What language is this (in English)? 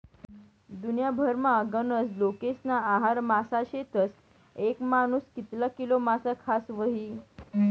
Marathi